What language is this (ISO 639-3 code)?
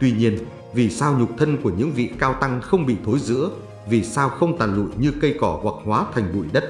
vie